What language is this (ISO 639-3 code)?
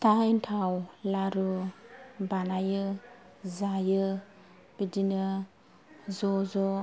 brx